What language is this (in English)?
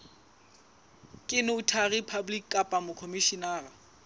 Southern Sotho